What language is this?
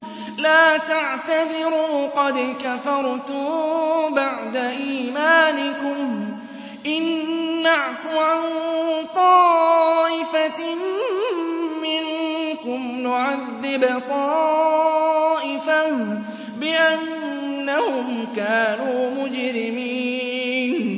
Arabic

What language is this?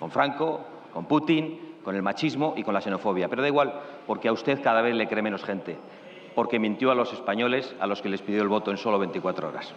Spanish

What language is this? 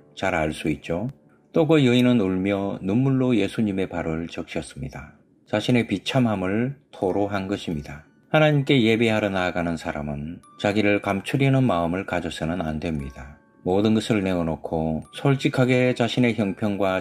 Korean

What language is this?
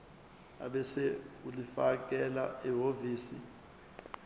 Zulu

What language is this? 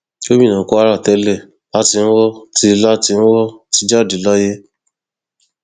Yoruba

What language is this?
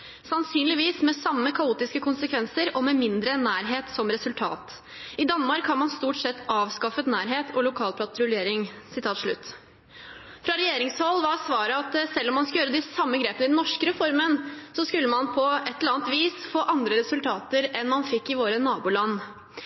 Norwegian Bokmål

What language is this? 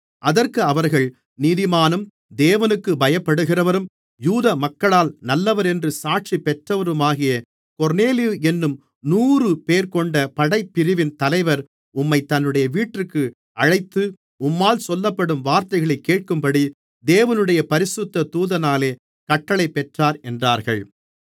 Tamil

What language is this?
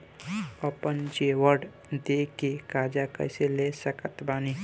Bhojpuri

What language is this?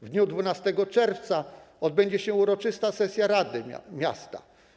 Polish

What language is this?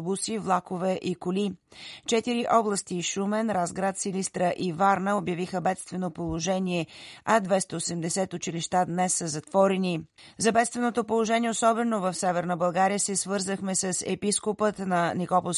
Bulgarian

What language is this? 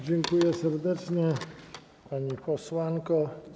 Polish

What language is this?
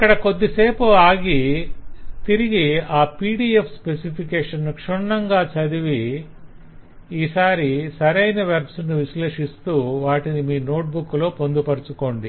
Telugu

